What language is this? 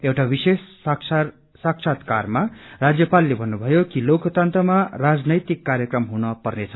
Nepali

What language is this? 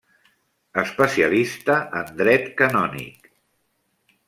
Catalan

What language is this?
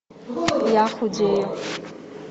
Russian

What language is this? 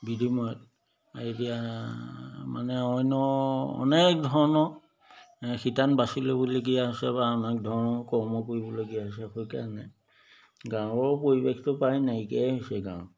Assamese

